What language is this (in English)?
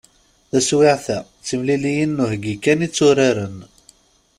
Kabyle